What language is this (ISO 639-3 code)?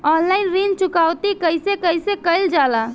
bho